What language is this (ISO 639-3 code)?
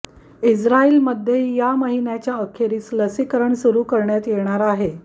mar